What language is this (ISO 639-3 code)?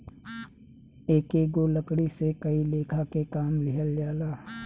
bho